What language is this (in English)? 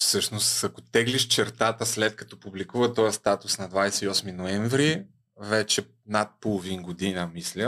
Bulgarian